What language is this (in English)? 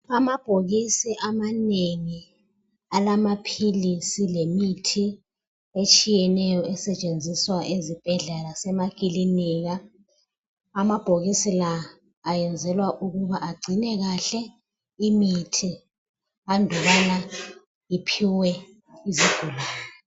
North Ndebele